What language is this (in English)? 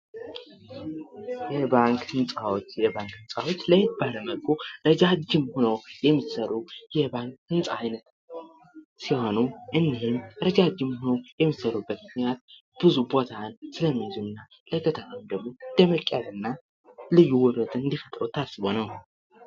Amharic